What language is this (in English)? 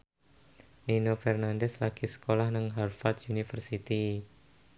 Javanese